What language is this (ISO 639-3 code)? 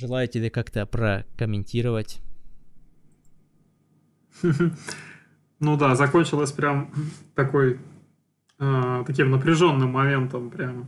rus